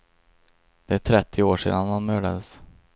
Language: Swedish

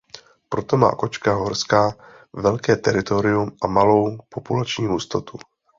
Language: Czech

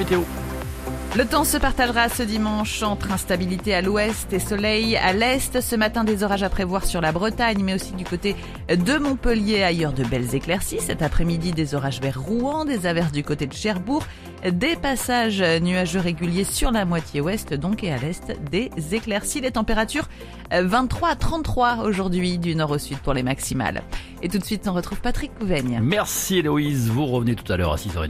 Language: French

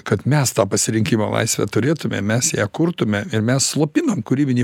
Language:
Lithuanian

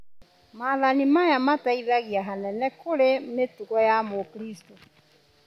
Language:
Kikuyu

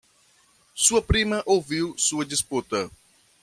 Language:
Portuguese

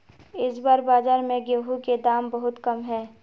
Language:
Magahi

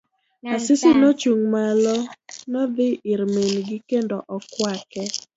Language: Luo (Kenya and Tanzania)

